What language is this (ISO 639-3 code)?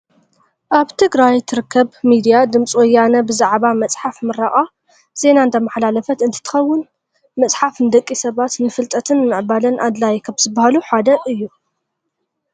tir